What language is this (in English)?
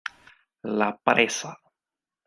Spanish